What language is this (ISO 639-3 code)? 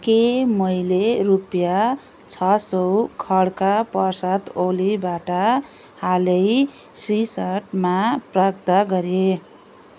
nep